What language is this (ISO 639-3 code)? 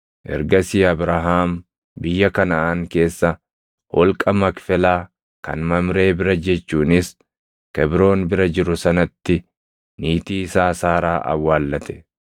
orm